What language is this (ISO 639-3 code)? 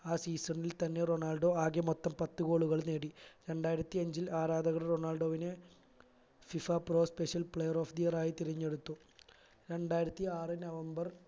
mal